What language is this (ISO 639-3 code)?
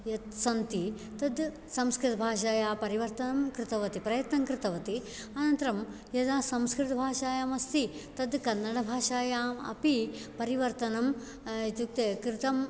san